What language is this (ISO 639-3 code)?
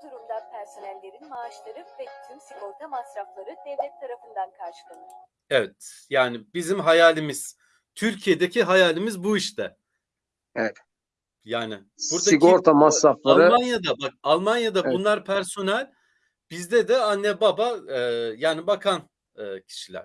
tur